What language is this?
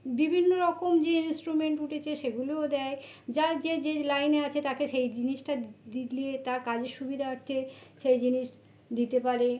Bangla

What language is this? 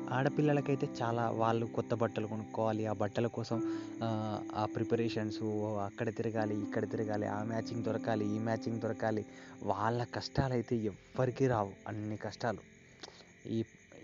Telugu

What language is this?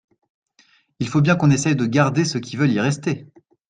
French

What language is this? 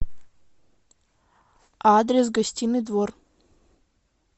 Russian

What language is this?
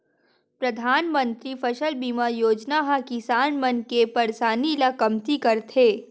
Chhattisgarhi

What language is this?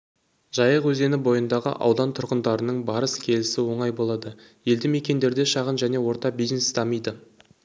Kazakh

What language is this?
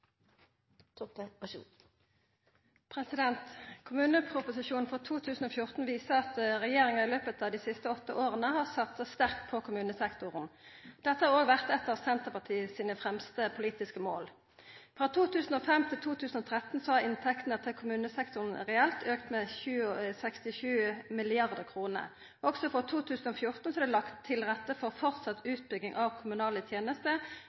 Norwegian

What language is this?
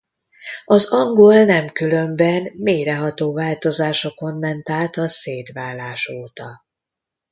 Hungarian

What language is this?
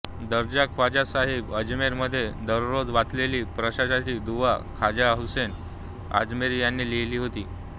Marathi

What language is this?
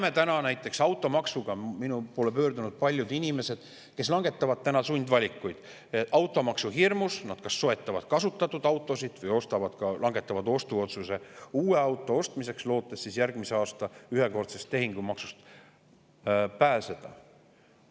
Estonian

